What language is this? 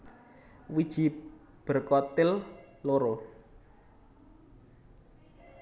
Javanese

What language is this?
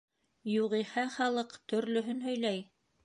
Bashkir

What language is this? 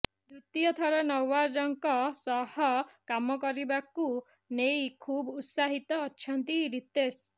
Odia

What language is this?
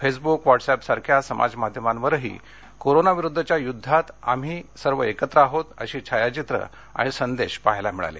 Marathi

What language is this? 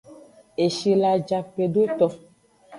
Aja (Benin)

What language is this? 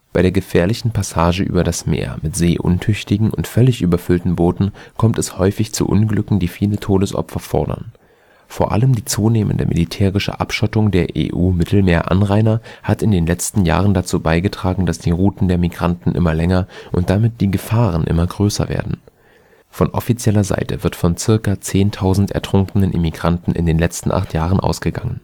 German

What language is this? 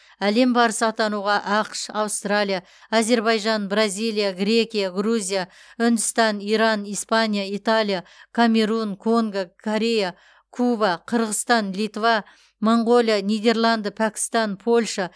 Kazakh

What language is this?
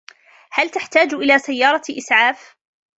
Arabic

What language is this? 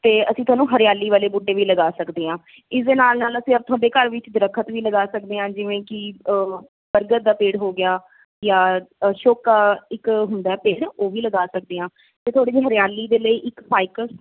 Punjabi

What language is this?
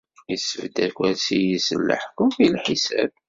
Kabyle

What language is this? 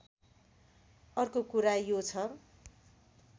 Nepali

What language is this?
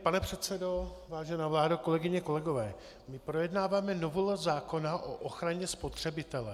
Czech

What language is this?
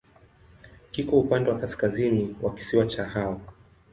Swahili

